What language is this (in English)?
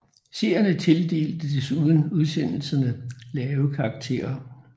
Danish